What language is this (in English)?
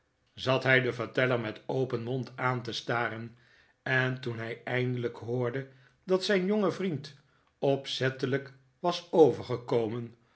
Dutch